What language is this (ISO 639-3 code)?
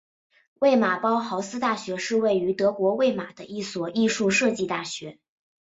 zho